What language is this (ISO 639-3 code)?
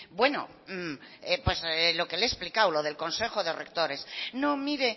spa